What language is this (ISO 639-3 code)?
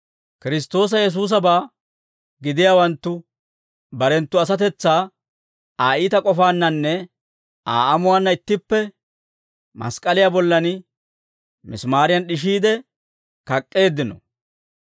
dwr